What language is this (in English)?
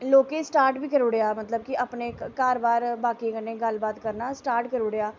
Dogri